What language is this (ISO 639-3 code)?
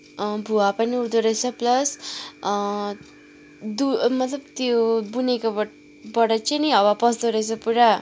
nep